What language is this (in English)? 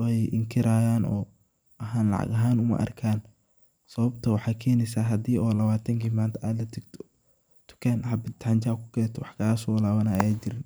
Somali